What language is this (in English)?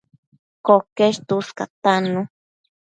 Matsés